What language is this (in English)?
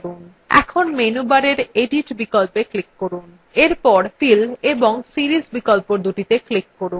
Bangla